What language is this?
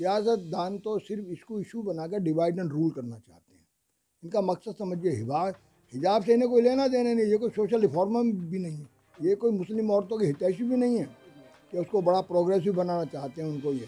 Hindi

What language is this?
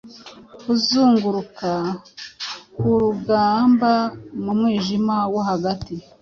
Kinyarwanda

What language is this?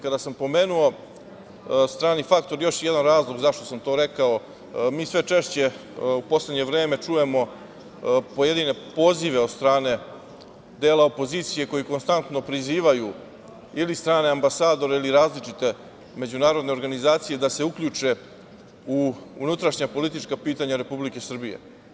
Serbian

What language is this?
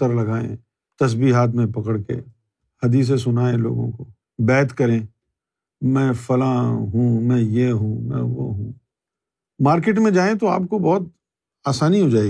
Urdu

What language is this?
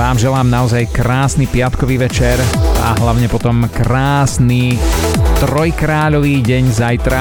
Slovak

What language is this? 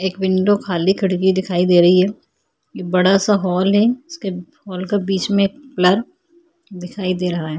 Hindi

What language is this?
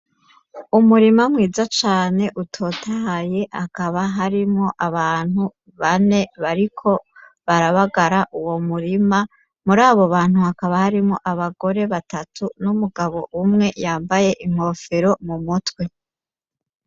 Rundi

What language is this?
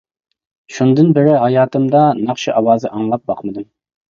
Uyghur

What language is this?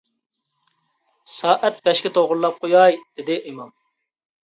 Uyghur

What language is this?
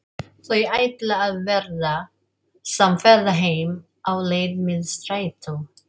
Icelandic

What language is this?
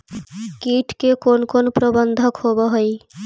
Magahi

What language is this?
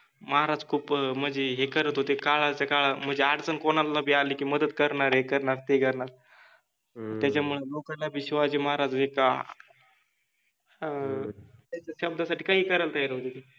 Marathi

